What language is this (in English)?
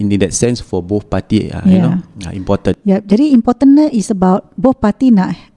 Malay